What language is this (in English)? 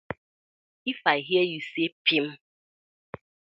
Nigerian Pidgin